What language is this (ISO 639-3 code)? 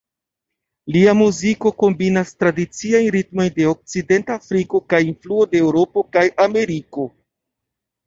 epo